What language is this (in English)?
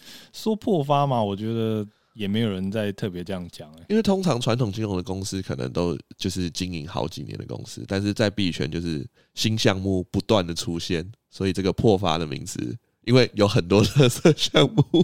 Chinese